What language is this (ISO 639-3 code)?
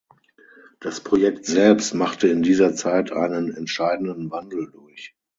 deu